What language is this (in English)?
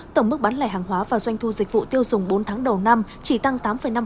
Vietnamese